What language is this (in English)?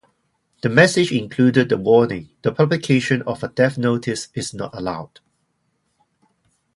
English